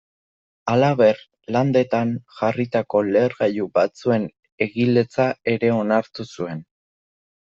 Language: Basque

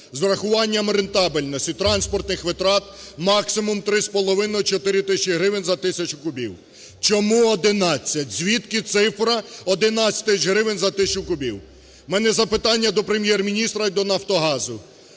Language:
Ukrainian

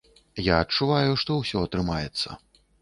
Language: Belarusian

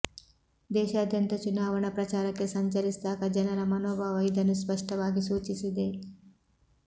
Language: Kannada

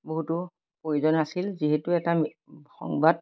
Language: Assamese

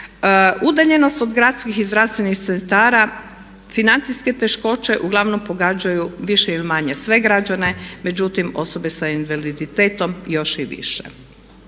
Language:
Croatian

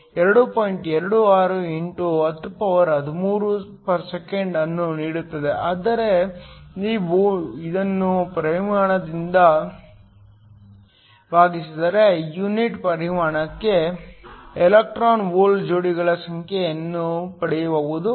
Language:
Kannada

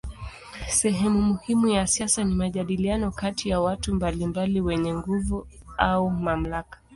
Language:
Swahili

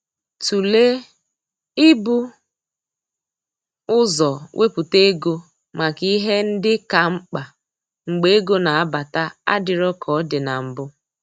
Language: Igbo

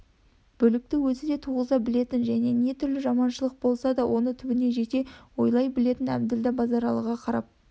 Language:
Kazakh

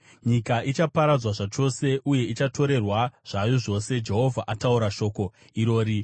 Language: Shona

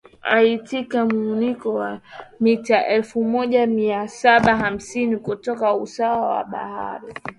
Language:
Swahili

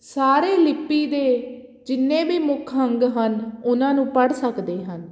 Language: Punjabi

